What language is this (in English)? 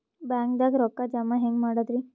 Kannada